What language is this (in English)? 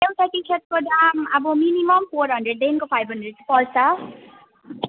Nepali